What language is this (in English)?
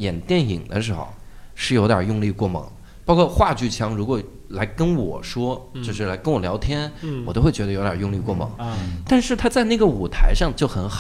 Chinese